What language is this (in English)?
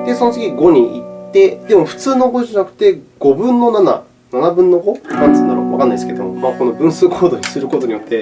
Japanese